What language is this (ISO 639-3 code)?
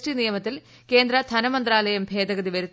mal